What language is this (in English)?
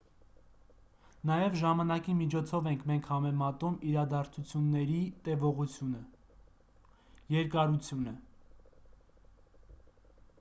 Armenian